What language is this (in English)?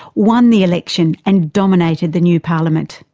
English